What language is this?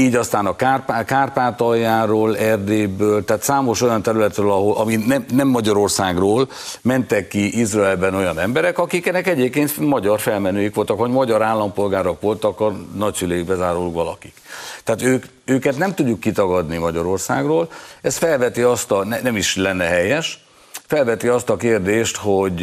Hungarian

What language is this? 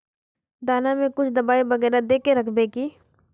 Magahi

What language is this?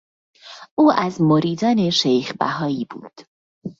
Persian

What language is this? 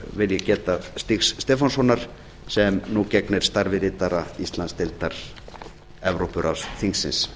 Icelandic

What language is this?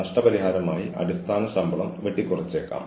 Malayalam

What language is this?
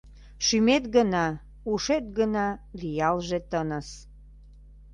Mari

